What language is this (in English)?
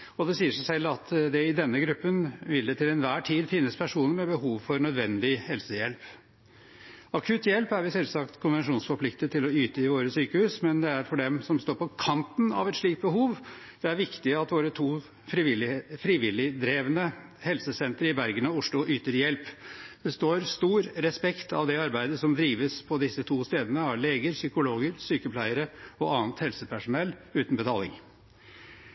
Norwegian Bokmål